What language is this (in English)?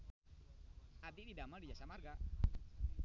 Sundanese